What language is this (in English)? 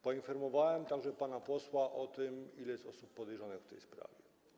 Polish